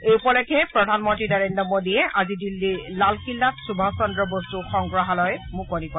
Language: Assamese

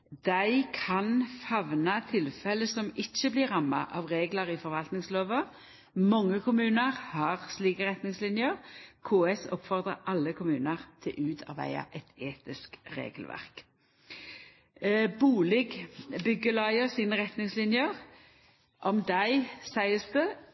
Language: Norwegian Nynorsk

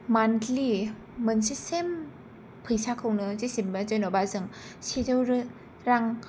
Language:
Bodo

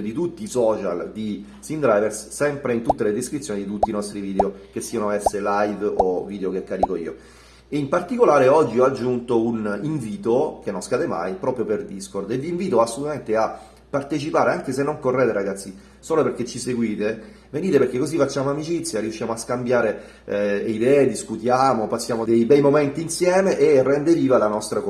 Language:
Italian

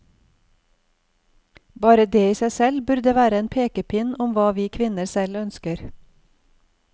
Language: Norwegian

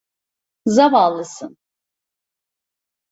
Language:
Turkish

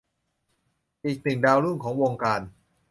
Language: Thai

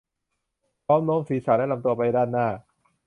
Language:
Thai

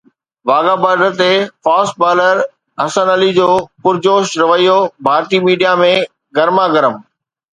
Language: Sindhi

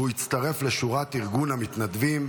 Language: Hebrew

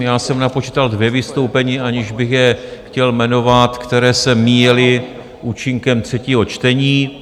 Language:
Czech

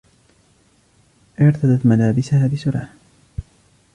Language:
Arabic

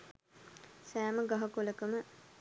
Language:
Sinhala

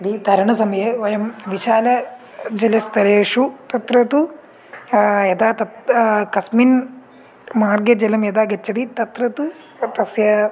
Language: Sanskrit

